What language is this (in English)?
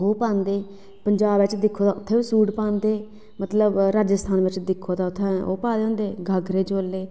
Dogri